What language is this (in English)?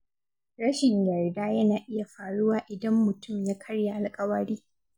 Hausa